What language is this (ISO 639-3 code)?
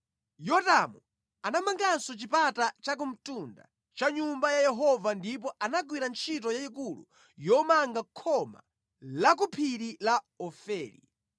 nya